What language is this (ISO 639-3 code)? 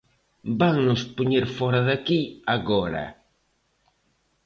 glg